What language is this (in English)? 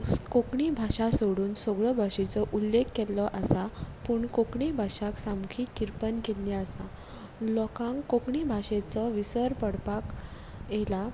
Konkani